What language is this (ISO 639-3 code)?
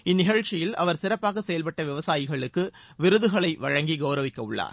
tam